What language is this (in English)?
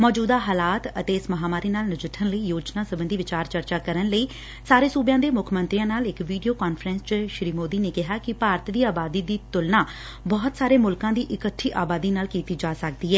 Punjabi